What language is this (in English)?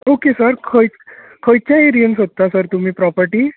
Konkani